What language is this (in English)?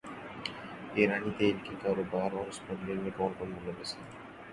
Urdu